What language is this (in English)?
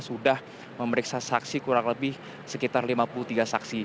Indonesian